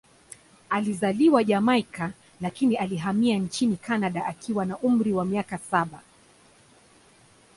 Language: Swahili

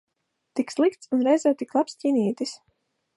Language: Latvian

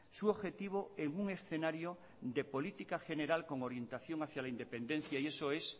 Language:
Spanish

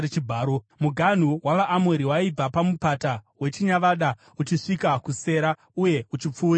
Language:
Shona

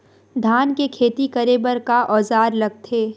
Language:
Chhattisgarhi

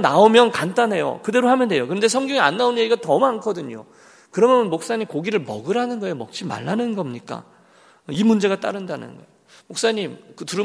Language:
Korean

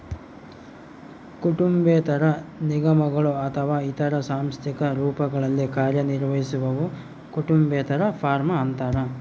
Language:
Kannada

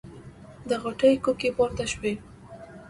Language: Pashto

